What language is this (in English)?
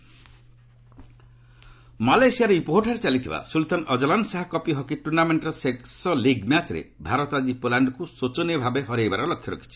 Odia